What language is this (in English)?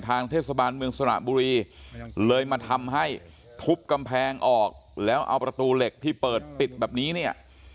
Thai